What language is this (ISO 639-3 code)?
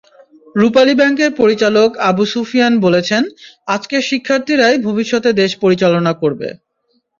ben